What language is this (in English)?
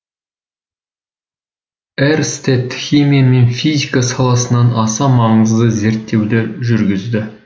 Kazakh